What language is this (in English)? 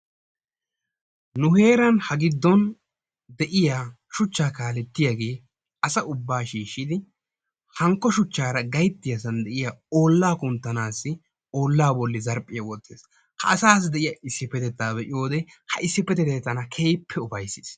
Wolaytta